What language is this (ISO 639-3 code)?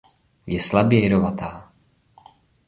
ces